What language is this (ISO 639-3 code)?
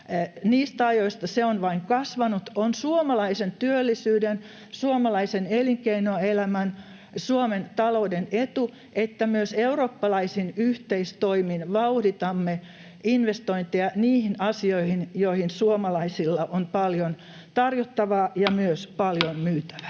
fin